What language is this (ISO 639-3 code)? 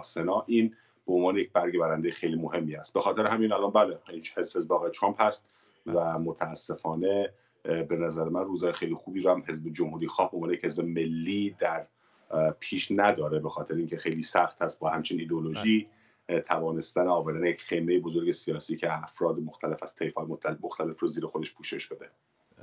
fas